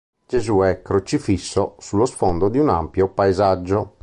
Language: Italian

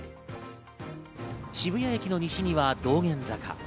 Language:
Japanese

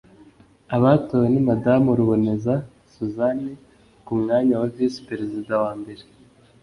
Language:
Kinyarwanda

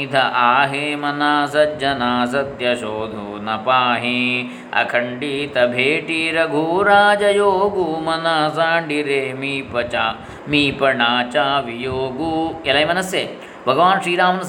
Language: Kannada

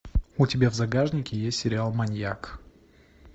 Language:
Russian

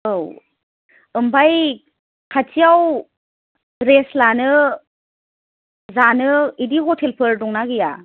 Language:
Bodo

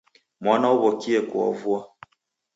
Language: Taita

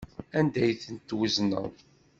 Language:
Kabyle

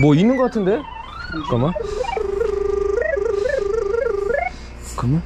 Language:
Korean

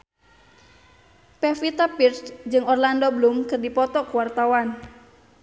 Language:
Sundanese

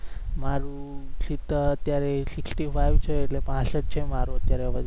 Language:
Gujarati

